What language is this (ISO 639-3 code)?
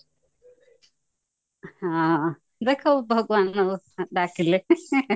ori